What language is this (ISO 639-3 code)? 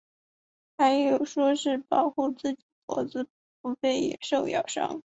zho